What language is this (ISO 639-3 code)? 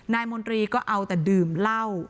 tha